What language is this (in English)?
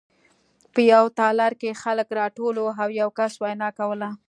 Pashto